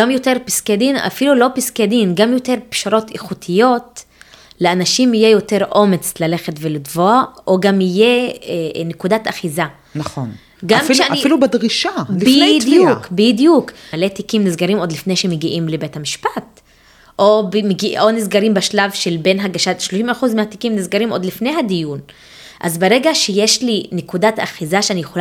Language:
Hebrew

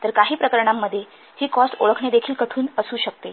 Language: Marathi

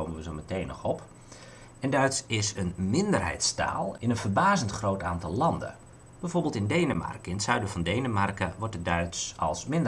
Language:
Dutch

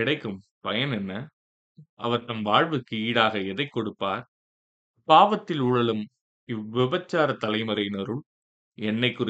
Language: Tamil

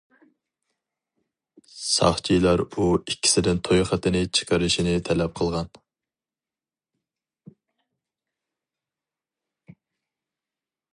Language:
Uyghur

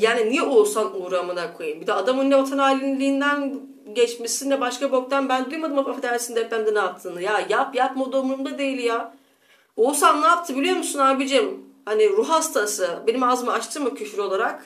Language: Turkish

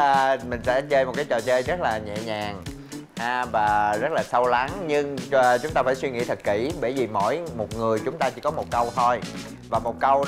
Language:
Vietnamese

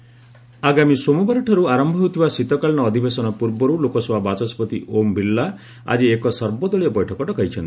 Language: Odia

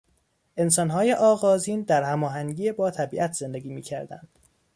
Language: Persian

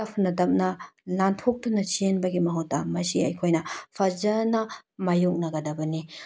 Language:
Manipuri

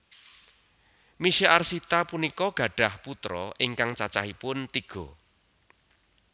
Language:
Javanese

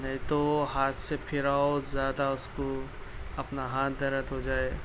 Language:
Urdu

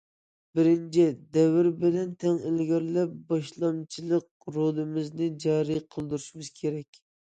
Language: Uyghur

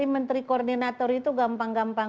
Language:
Indonesian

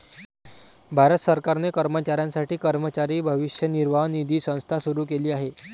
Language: Marathi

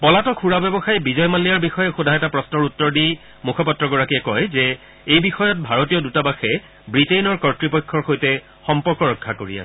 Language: Assamese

